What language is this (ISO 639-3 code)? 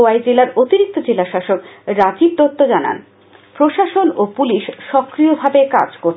ben